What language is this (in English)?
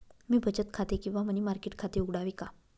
Marathi